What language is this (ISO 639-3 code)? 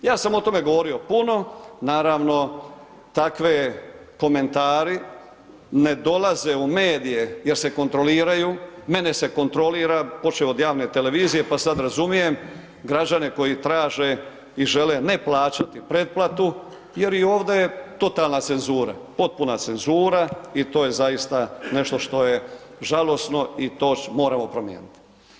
hrv